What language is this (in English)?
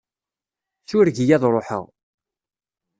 Kabyle